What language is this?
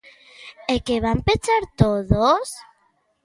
Galician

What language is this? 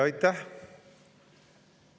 Estonian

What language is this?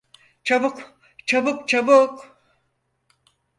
Turkish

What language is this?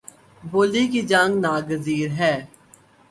Urdu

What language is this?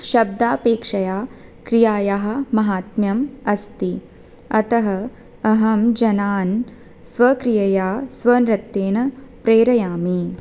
Sanskrit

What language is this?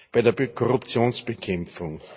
German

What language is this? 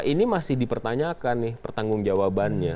Indonesian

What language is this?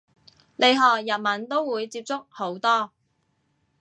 Cantonese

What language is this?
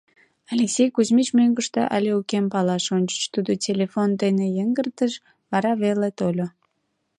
Mari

